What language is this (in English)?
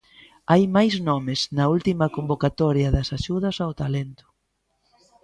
Galician